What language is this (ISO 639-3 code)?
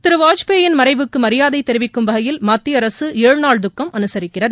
tam